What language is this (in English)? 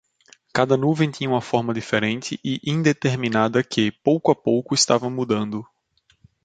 Portuguese